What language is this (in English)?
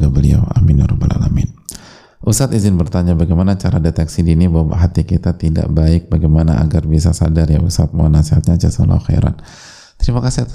Indonesian